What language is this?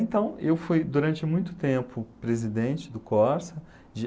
Portuguese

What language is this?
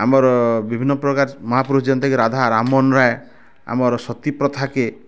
Odia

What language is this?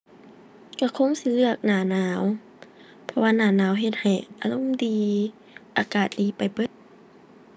Thai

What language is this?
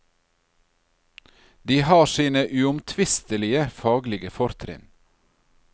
Norwegian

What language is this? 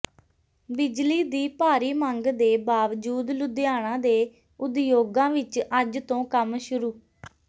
Punjabi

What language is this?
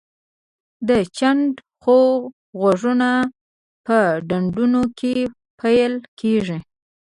Pashto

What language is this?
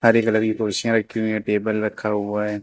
Hindi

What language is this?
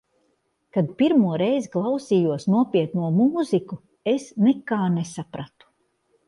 Latvian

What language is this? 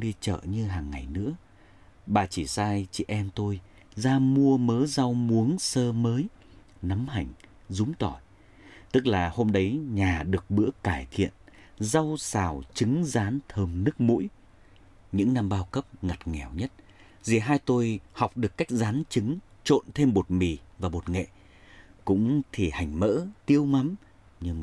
Vietnamese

